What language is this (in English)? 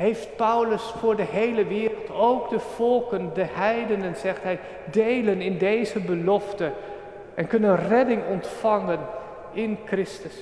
Dutch